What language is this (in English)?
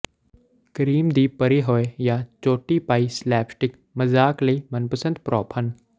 Punjabi